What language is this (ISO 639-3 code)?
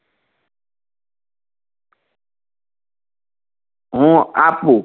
guj